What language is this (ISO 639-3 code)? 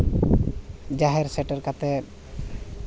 sat